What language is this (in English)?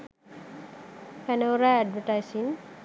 Sinhala